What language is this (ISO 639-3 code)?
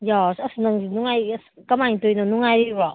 mni